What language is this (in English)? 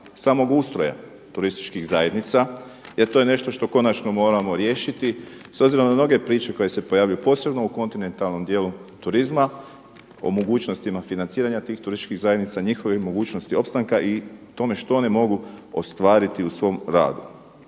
Croatian